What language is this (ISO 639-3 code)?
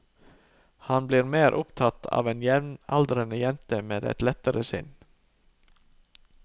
nor